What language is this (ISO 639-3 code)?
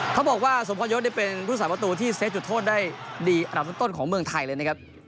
tha